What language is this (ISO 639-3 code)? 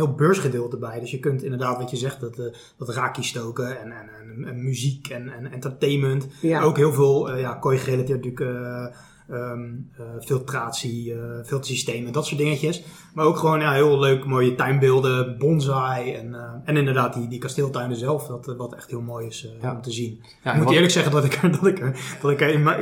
nld